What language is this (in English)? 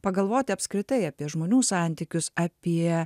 Lithuanian